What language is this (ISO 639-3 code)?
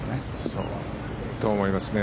jpn